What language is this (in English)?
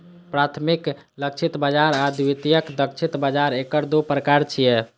Maithili